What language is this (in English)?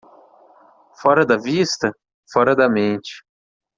Portuguese